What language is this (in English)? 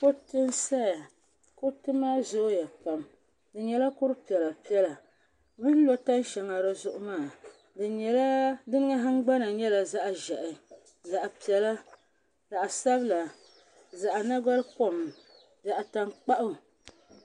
Dagbani